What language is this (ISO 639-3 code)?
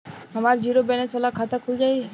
bho